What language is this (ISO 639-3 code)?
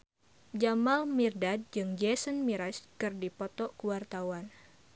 sun